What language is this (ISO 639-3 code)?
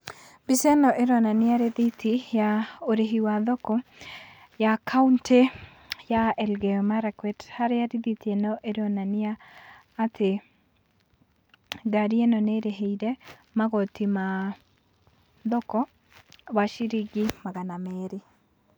kik